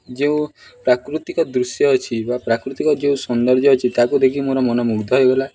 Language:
Odia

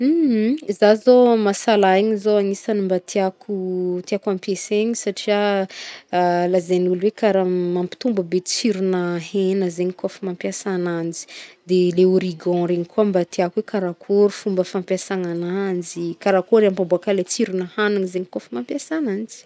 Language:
Northern Betsimisaraka Malagasy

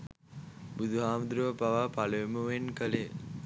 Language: Sinhala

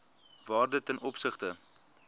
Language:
Afrikaans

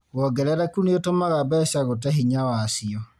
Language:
Kikuyu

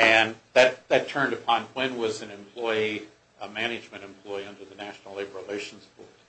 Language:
English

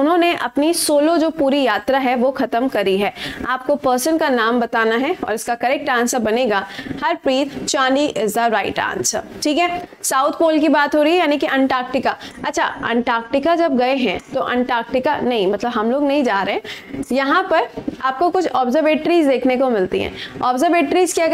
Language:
Hindi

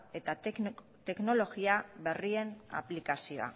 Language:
Basque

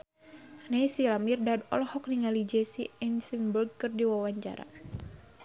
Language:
Sundanese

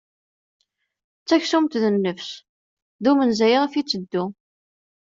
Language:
Kabyle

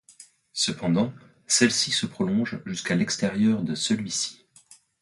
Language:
French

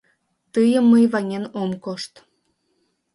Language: Mari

